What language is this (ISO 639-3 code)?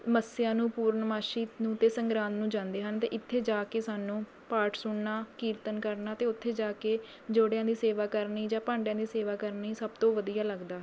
pan